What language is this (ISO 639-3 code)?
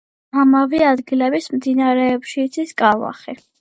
kat